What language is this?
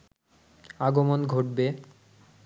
Bangla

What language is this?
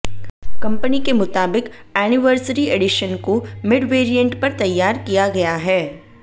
Hindi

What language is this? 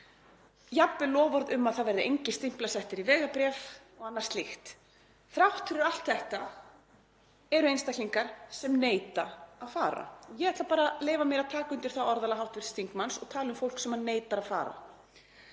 Icelandic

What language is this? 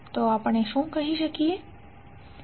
Gujarati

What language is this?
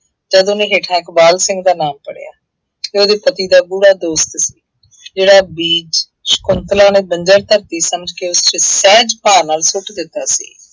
Punjabi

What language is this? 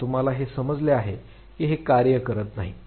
Marathi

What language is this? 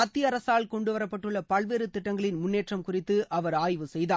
Tamil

